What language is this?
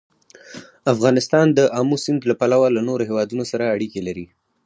Pashto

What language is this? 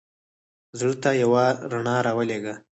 Pashto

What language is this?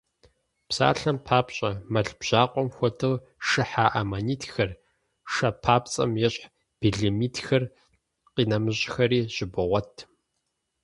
Kabardian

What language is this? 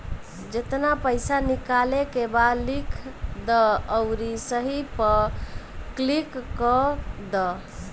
Bhojpuri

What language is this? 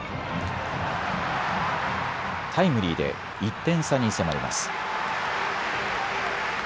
Japanese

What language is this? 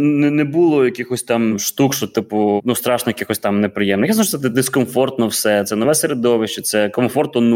Ukrainian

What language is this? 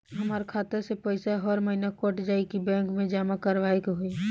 Bhojpuri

